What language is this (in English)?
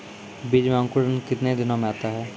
Maithili